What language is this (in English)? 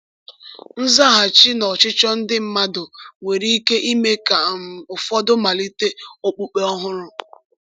Igbo